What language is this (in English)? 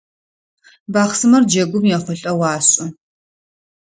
Adyghe